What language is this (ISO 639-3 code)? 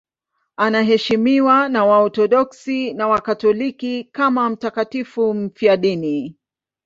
swa